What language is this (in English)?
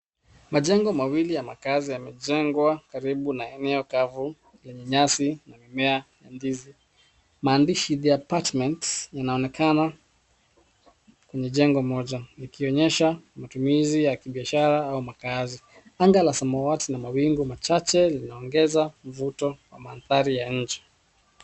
Swahili